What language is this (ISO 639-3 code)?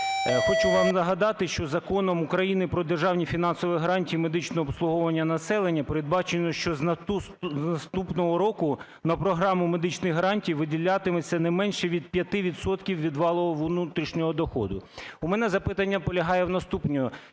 ukr